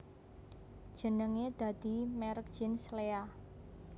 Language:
Javanese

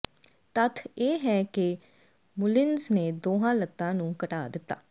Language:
Punjabi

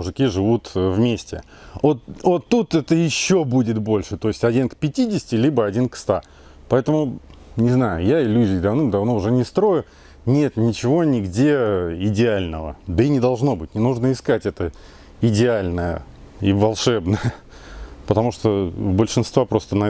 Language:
Russian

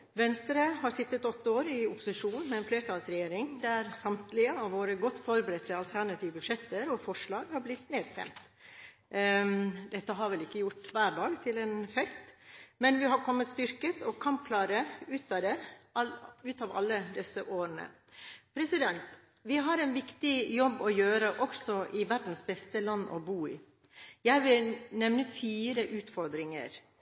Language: Norwegian Bokmål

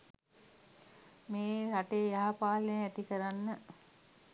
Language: Sinhala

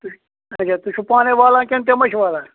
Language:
Kashmiri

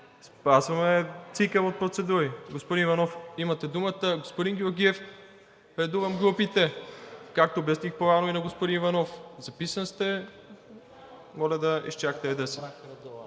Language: Bulgarian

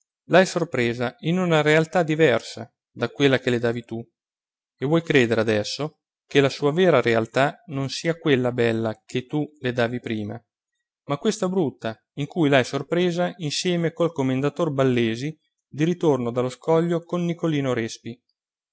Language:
Italian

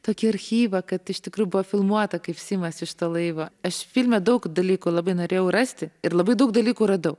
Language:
Lithuanian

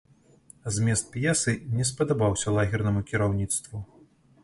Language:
Belarusian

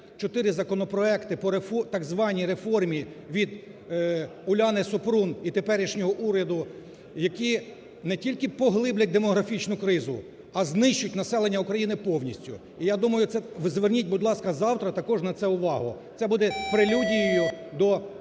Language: Ukrainian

